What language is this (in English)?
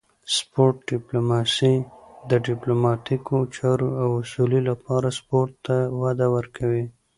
Pashto